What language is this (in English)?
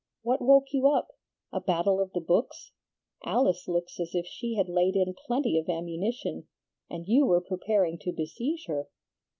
English